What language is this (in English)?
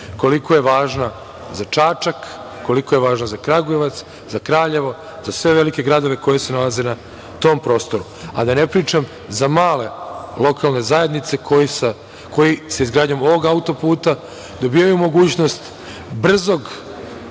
Serbian